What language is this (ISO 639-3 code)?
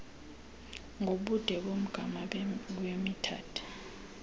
xho